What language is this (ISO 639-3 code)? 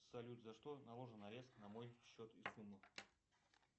rus